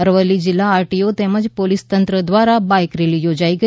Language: Gujarati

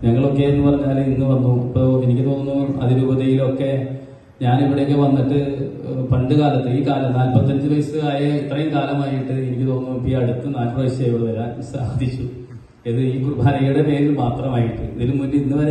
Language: Turkish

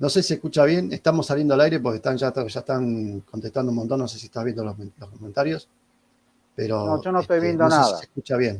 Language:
Spanish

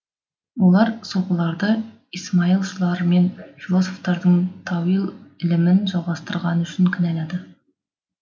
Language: Kazakh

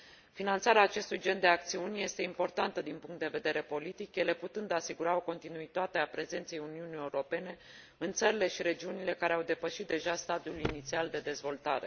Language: Romanian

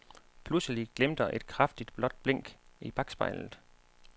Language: Danish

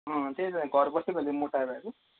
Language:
Nepali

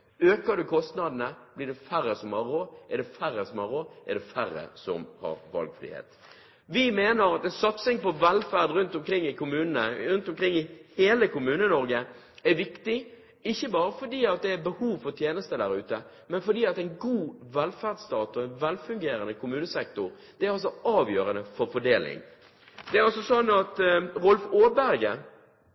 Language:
Norwegian Bokmål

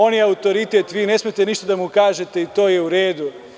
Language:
Serbian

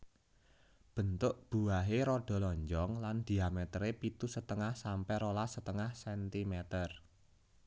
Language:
Javanese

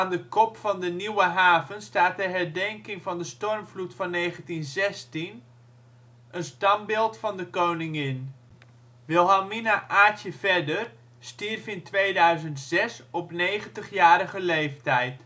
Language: Dutch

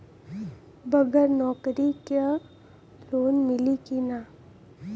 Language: Bhojpuri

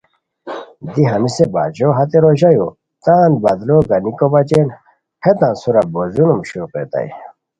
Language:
Khowar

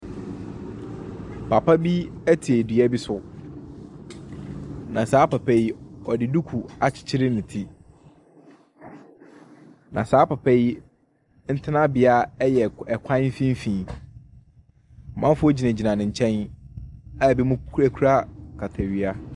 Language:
Akan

